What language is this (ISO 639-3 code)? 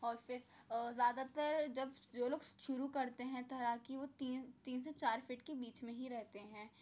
urd